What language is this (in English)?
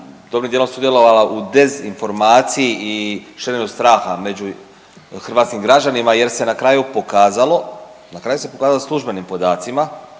Croatian